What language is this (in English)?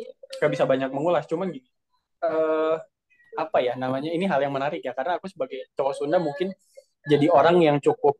Indonesian